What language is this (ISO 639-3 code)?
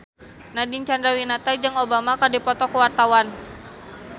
sun